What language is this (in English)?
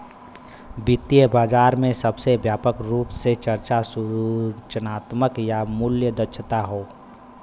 Bhojpuri